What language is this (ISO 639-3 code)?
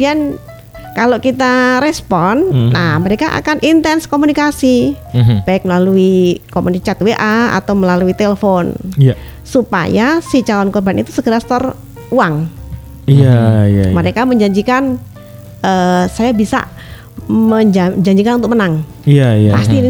ind